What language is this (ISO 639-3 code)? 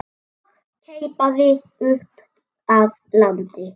isl